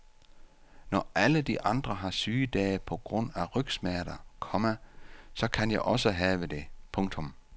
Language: Danish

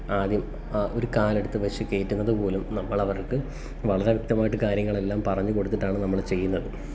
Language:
Malayalam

